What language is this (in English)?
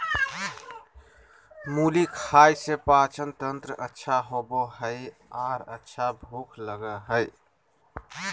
Magahi